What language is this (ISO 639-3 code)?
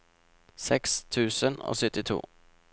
nor